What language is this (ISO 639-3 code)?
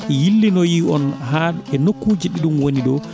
ful